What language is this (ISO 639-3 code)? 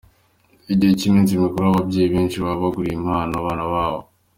kin